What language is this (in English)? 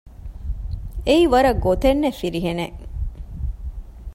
Divehi